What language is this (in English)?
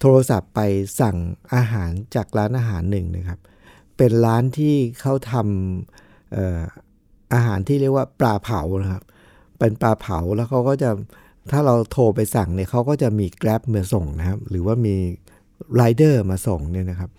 Thai